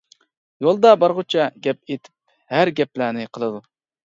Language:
Uyghur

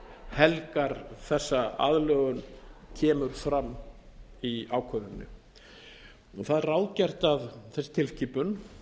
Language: Icelandic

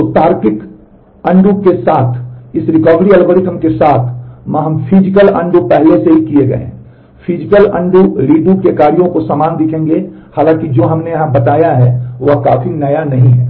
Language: Hindi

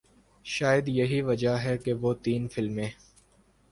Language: Urdu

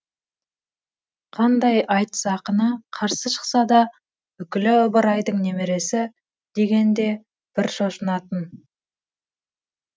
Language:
Kazakh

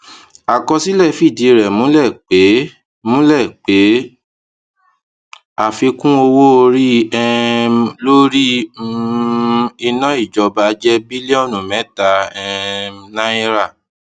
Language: Yoruba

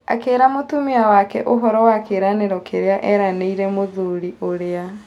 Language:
Kikuyu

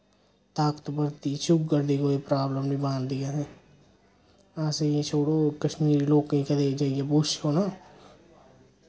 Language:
Dogri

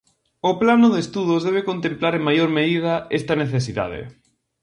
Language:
Galician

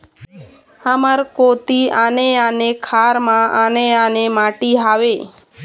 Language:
Chhattisgarhi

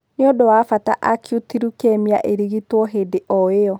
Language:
Kikuyu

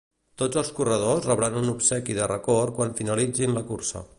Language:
Catalan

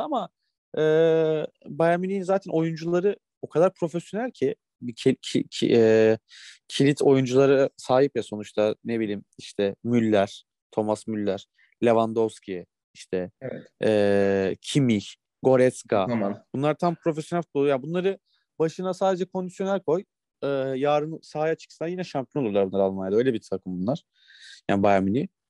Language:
Turkish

